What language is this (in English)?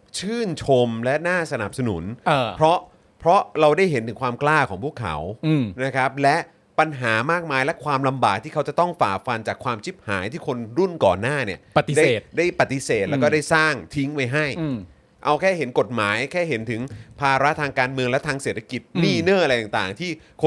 Thai